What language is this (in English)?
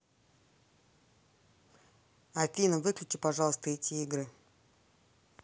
Russian